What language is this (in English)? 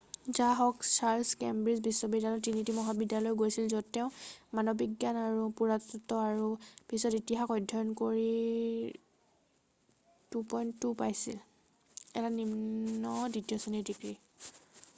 Assamese